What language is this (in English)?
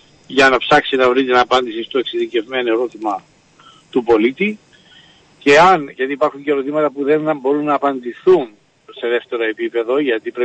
Greek